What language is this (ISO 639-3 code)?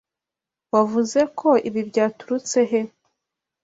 kin